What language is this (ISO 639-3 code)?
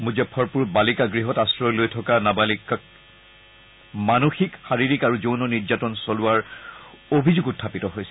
asm